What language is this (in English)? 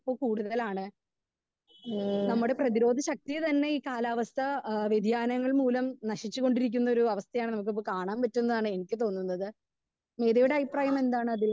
Malayalam